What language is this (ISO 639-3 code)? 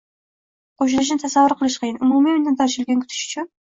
uzb